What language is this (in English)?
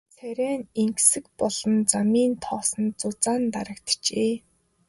Mongolian